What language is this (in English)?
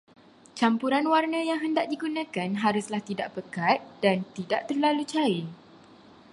Malay